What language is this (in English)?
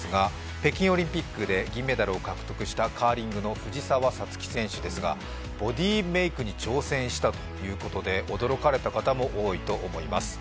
Japanese